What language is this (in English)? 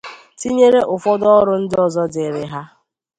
Igbo